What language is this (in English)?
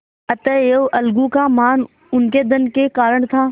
Hindi